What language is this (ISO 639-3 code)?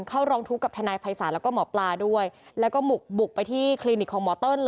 tha